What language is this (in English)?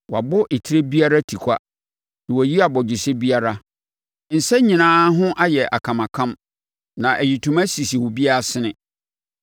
Akan